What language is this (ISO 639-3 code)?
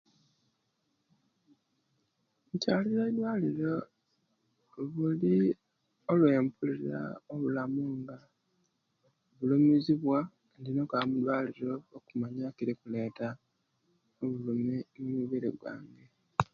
lke